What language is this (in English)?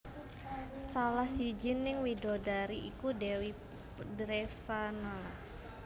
Javanese